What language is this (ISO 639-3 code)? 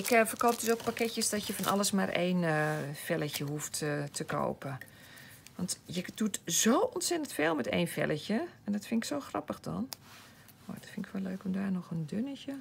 nld